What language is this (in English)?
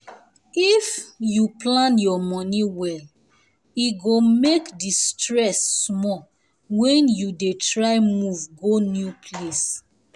Nigerian Pidgin